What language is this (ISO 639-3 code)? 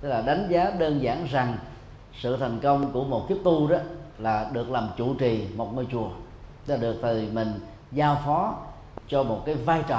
vie